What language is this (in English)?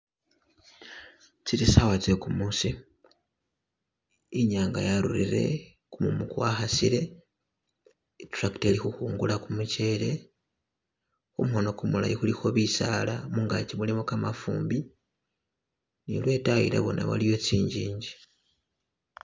Masaaba